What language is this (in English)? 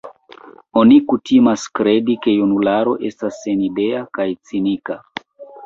Esperanto